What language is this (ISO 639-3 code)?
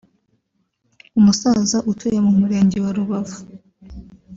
kin